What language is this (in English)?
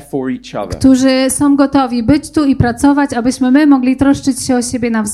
Polish